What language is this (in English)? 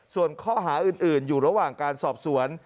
Thai